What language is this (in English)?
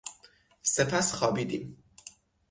Persian